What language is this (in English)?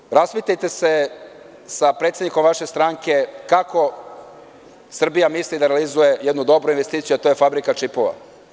Serbian